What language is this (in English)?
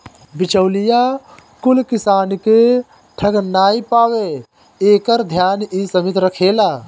Bhojpuri